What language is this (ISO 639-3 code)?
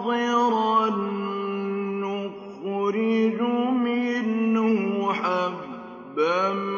ara